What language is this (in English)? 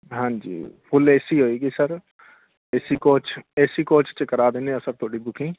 Punjabi